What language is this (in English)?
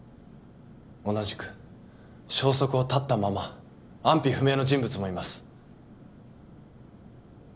Japanese